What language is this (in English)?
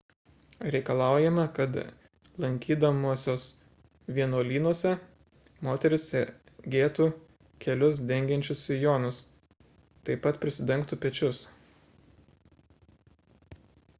Lithuanian